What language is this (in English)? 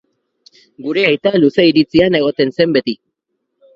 Basque